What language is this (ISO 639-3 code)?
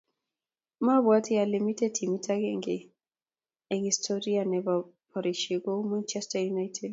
kln